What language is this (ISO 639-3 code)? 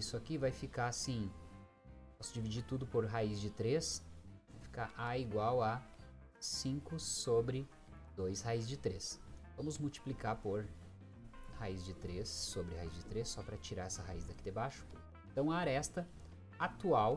por